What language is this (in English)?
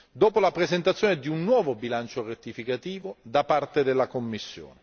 Italian